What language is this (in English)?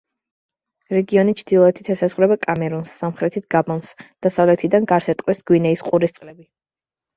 Georgian